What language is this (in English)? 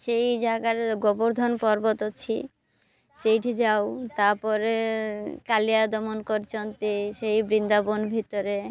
Odia